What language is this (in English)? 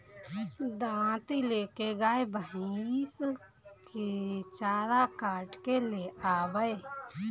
Bhojpuri